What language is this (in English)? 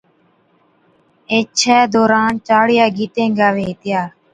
Od